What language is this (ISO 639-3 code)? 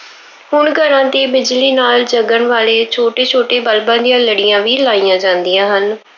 pan